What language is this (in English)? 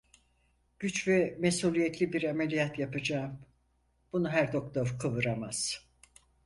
Turkish